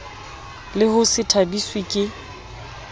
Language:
Southern Sotho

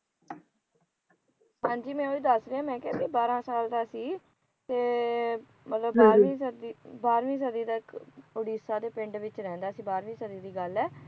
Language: Punjabi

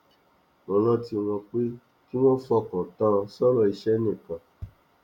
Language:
Yoruba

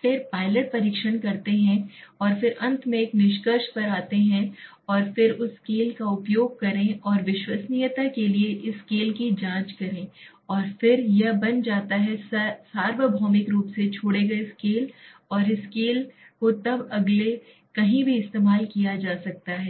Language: Hindi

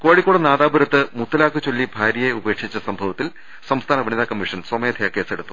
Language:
Malayalam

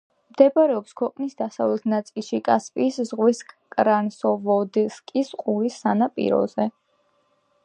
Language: Georgian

